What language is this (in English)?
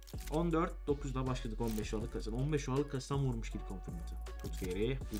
Turkish